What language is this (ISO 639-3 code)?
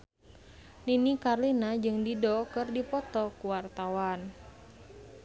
sun